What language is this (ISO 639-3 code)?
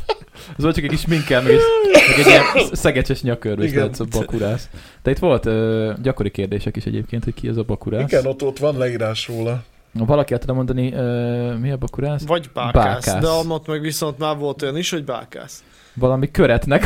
hun